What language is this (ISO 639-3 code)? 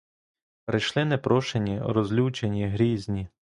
ukr